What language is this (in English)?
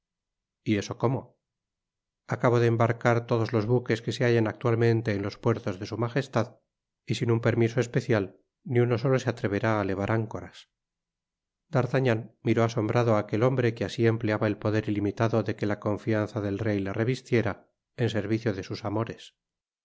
Spanish